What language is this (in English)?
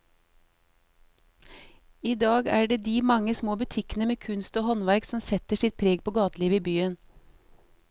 Norwegian